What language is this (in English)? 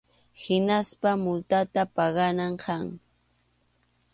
Arequipa-La Unión Quechua